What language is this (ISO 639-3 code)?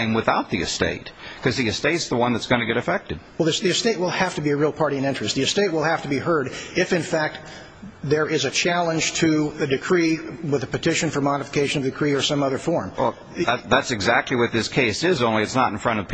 eng